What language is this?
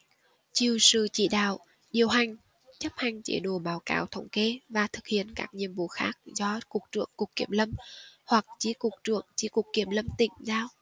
Vietnamese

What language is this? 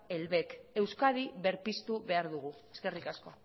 Basque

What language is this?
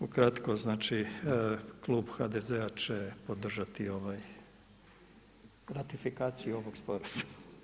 Croatian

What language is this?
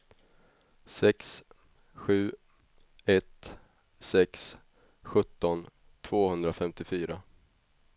Swedish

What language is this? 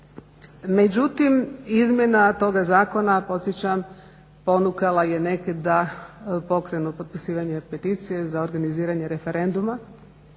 Croatian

